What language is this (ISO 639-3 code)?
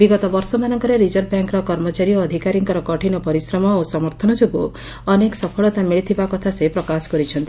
ori